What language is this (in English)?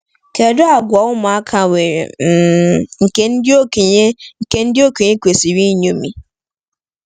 Igbo